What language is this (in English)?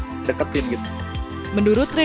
Indonesian